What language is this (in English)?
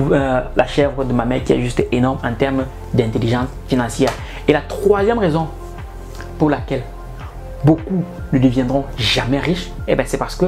French